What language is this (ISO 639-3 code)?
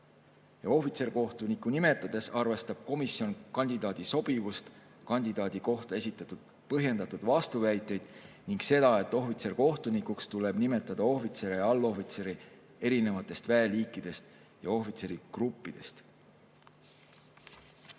est